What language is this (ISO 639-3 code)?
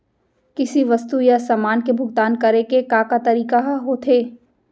hne